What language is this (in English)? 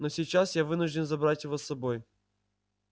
Russian